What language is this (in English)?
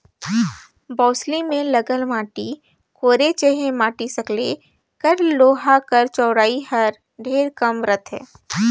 Chhattisgarhi